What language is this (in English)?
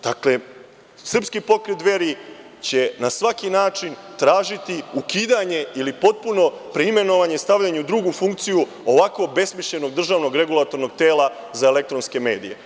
Serbian